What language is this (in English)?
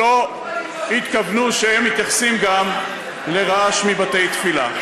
Hebrew